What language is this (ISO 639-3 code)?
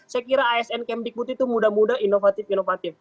ind